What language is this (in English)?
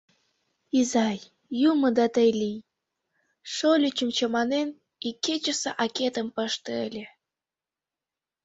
Mari